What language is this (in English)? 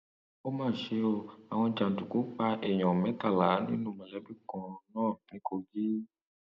Yoruba